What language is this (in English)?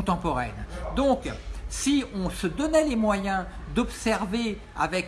French